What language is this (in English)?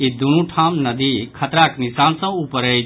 Maithili